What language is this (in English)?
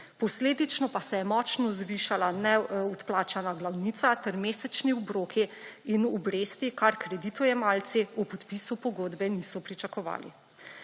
Slovenian